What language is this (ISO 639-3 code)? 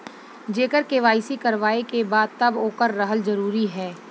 bho